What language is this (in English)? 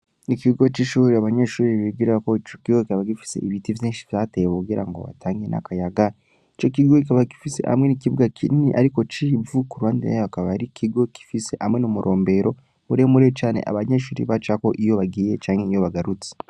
Rundi